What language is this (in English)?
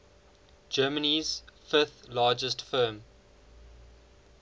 English